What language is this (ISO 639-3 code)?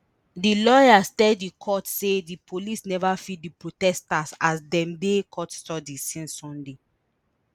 pcm